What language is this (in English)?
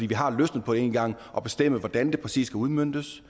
Danish